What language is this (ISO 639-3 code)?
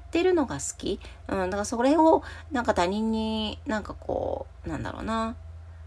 jpn